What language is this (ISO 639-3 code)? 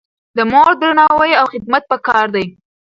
pus